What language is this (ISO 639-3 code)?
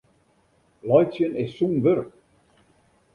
fry